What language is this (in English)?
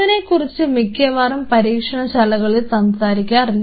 Malayalam